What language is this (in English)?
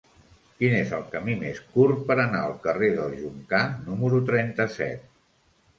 Catalan